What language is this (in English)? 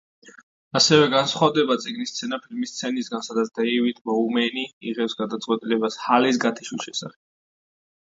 Georgian